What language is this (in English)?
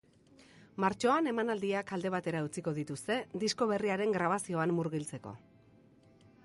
Basque